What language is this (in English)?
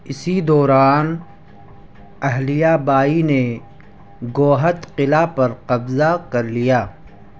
Urdu